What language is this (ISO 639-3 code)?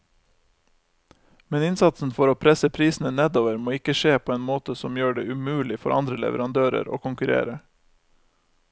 nor